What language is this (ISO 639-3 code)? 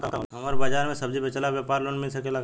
bho